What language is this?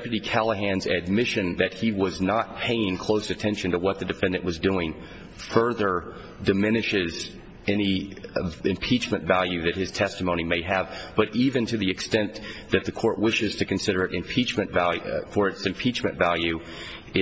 English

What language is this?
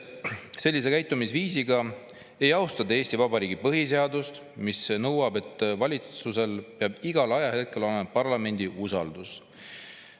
Estonian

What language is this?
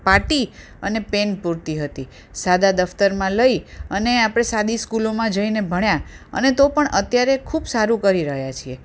Gujarati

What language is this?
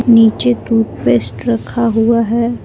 Hindi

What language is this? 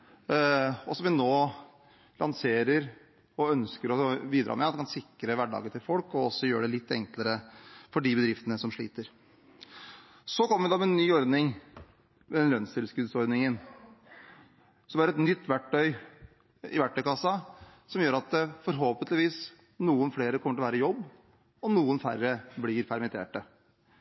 Norwegian Bokmål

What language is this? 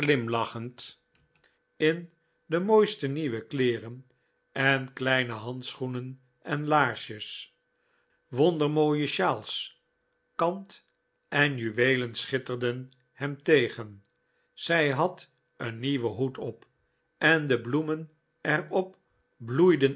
Dutch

